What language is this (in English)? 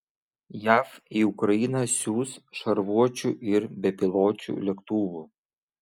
Lithuanian